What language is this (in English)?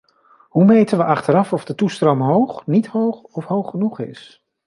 Dutch